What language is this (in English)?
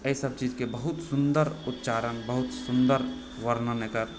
Maithili